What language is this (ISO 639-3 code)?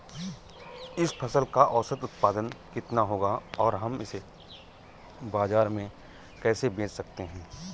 hin